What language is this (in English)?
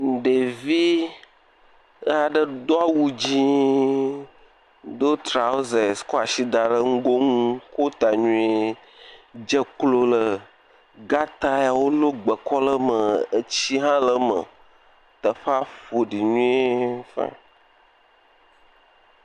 Ewe